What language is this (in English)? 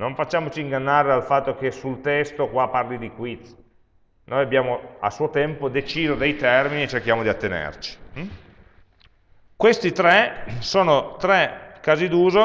Italian